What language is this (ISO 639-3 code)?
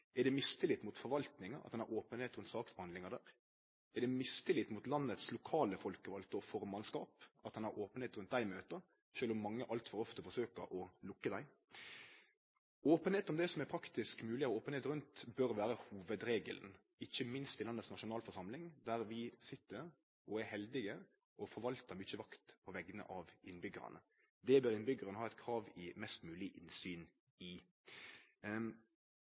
nno